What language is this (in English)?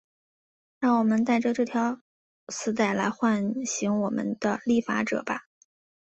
Chinese